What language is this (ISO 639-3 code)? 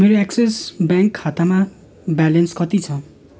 nep